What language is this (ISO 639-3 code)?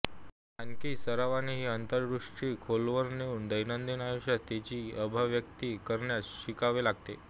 mar